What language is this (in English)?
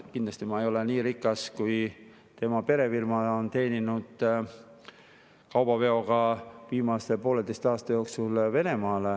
Estonian